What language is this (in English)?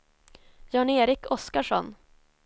Swedish